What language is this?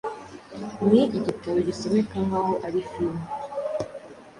Kinyarwanda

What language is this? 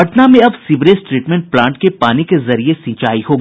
Hindi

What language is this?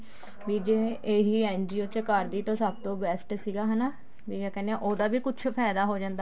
Punjabi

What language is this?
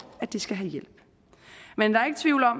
Danish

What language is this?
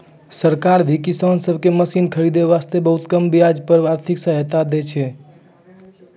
Maithili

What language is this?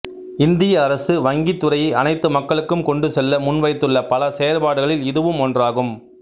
Tamil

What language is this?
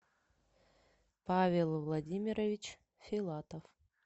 Russian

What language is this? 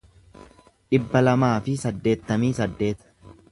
Oromo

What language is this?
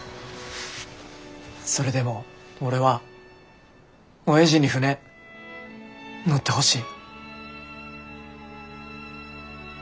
Japanese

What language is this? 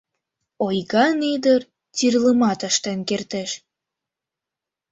Mari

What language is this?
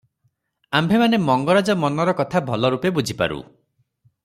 Odia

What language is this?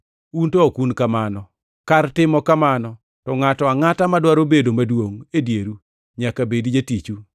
Luo (Kenya and Tanzania)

